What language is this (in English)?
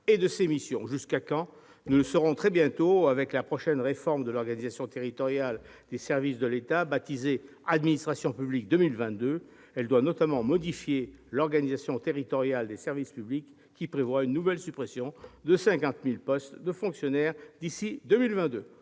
French